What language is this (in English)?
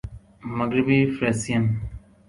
Urdu